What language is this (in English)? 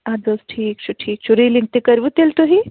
Kashmiri